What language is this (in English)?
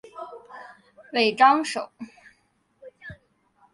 Chinese